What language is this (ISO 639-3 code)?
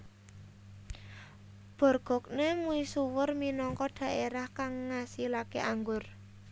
jav